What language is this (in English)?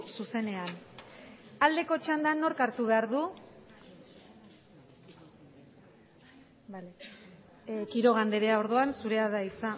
Basque